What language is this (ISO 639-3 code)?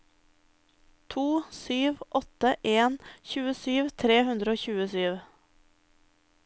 nor